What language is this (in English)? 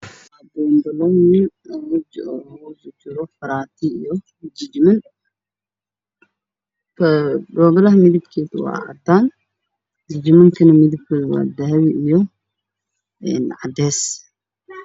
Somali